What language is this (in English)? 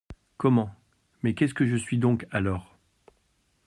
French